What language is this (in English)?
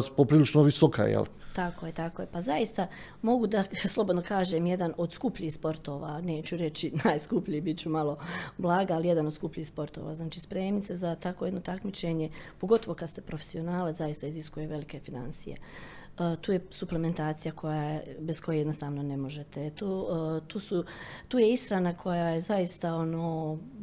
Croatian